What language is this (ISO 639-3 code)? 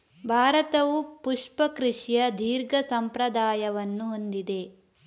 kan